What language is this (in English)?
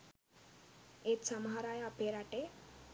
Sinhala